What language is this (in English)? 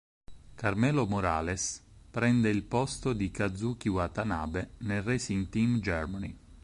Italian